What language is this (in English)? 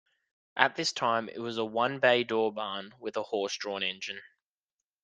English